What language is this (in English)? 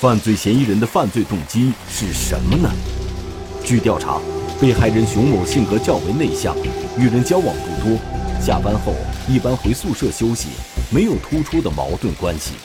Chinese